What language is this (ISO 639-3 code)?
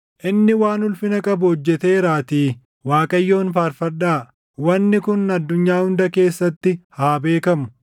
orm